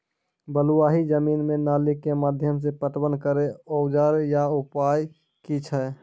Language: Maithili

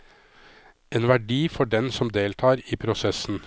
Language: Norwegian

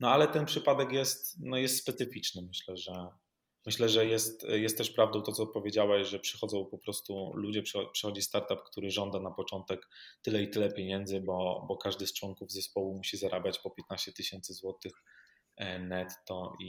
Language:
Polish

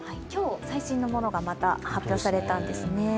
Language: Japanese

